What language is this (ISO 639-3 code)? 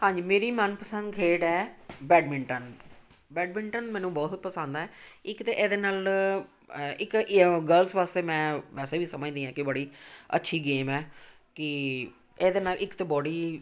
pan